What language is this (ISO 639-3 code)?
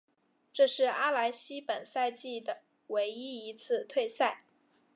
zho